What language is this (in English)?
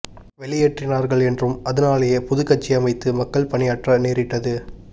Tamil